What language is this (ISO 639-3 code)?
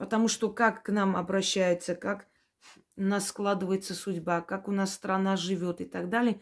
rus